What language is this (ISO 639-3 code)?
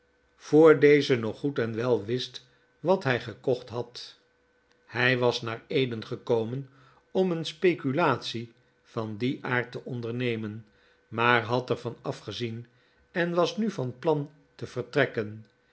nld